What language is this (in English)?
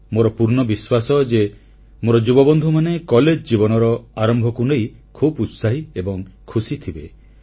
Odia